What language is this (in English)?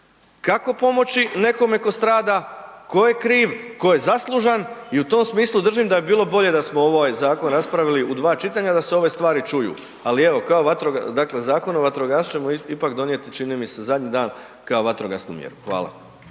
Croatian